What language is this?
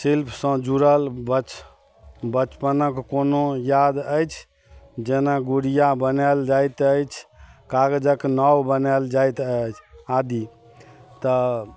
Maithili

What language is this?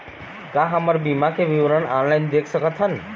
Chhattisgarhi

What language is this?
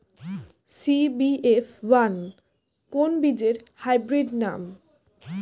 Bangla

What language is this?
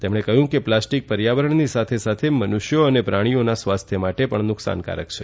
Gujarati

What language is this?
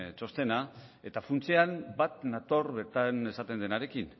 Basque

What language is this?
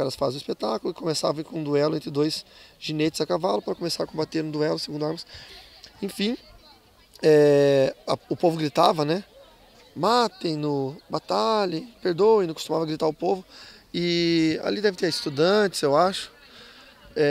Portuguese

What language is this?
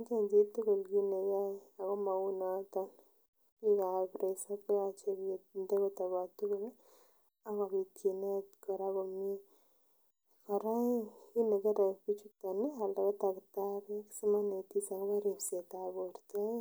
Kalenjin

